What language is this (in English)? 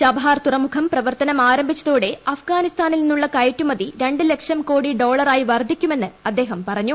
Malayalam